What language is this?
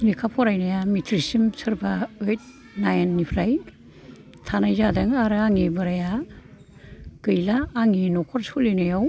Bodo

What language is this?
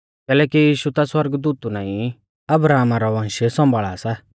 Mahasu Pahari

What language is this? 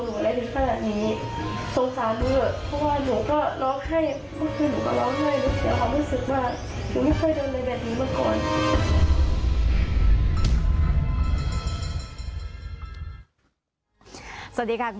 Thai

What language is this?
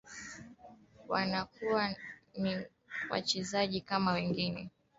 Swahili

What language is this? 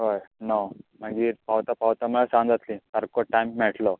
Konkani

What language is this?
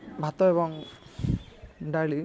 Odia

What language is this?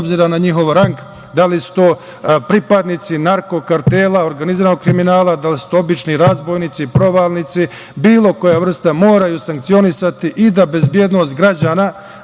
Serbian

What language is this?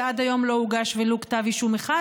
Hebrew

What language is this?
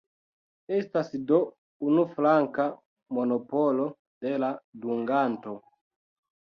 Esperanto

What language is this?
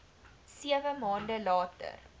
Afrikaans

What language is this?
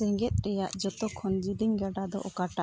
Santali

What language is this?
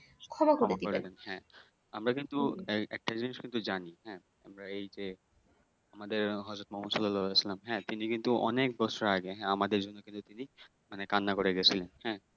Bangla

